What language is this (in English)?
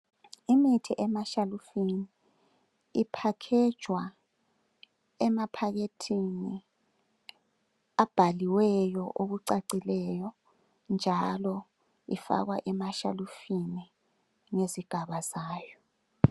North Ndebele